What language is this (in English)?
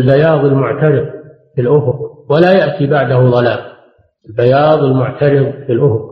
Arabic